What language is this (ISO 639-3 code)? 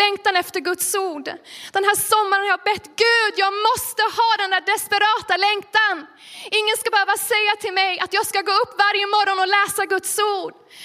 swe